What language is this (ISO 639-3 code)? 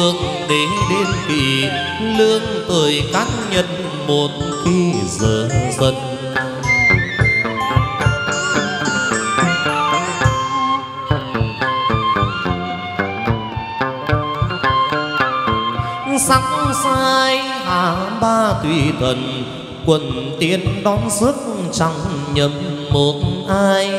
vie